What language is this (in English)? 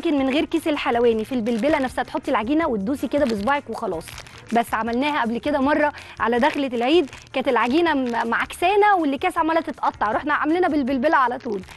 Arabic